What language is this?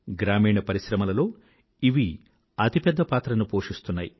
Telugu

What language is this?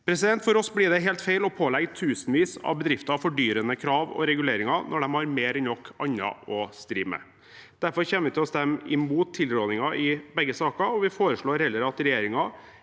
Norwegian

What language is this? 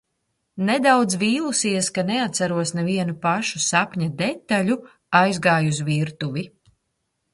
Latvian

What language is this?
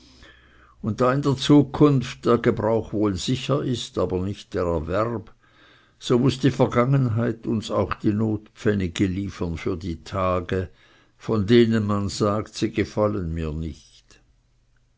German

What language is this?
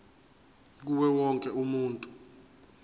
Zulu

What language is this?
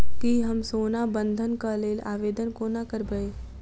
Maithili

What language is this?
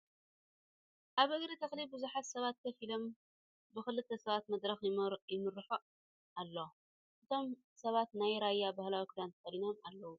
Tigrinya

